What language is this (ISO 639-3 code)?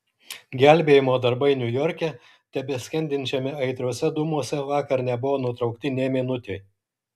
lit